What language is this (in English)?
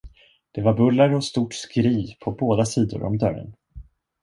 Swedish